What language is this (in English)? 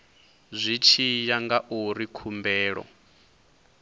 Venda